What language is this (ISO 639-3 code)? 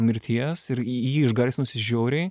lit